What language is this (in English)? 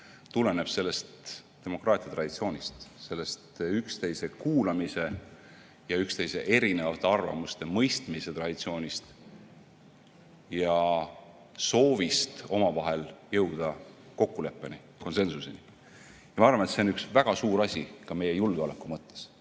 Estonian